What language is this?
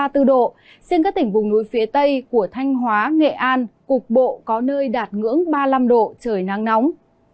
Vietnamese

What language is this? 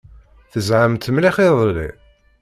Kabyle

